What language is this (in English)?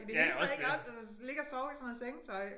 Danish